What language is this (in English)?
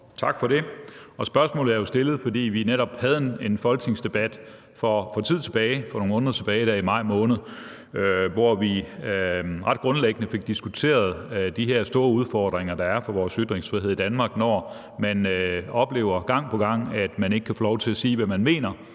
Danish